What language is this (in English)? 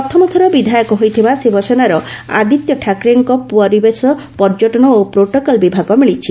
Odia